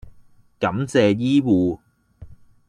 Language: Cantonese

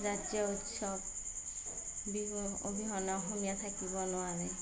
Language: Assamese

